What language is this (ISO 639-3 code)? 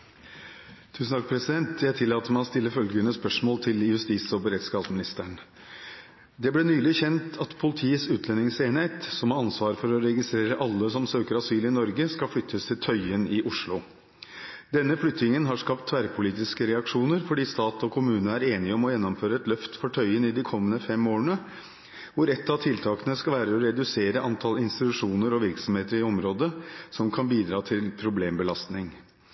nob